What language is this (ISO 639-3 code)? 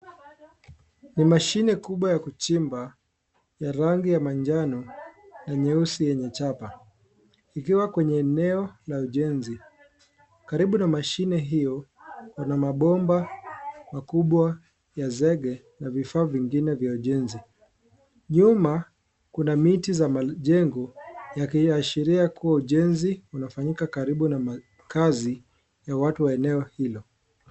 swa